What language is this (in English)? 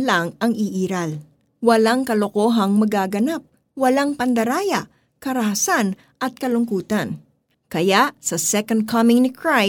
Filipino